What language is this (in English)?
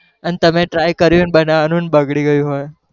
Gujarati